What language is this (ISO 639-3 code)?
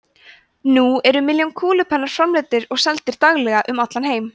isl